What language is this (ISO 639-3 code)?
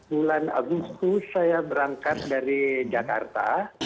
ind